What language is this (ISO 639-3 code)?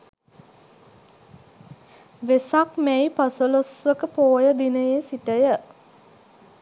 sin